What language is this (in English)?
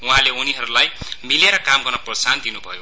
Nepali